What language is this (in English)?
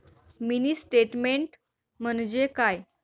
Marathi